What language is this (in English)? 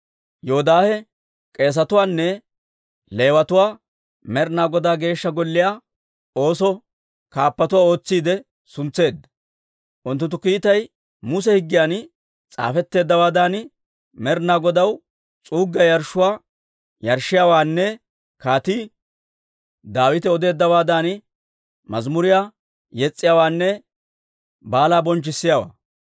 Dawro